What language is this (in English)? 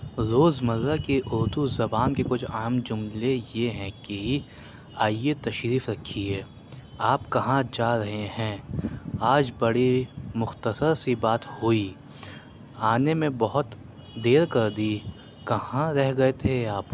Urdu